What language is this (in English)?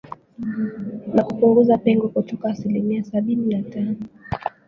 Swahili